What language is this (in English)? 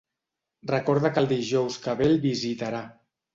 Catalan